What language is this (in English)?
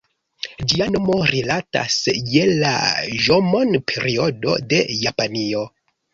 Esperanto